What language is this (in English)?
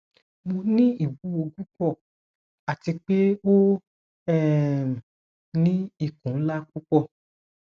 Yoruba